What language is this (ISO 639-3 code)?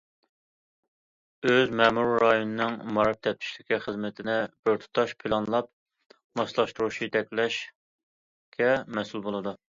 uig